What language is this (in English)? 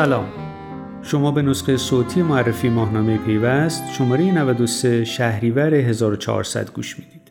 Persian